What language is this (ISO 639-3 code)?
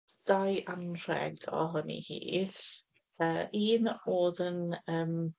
cym